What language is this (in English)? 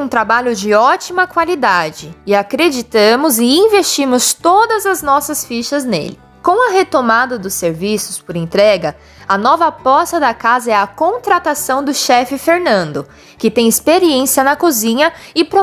Portuguese